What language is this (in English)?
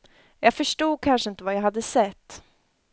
Swedish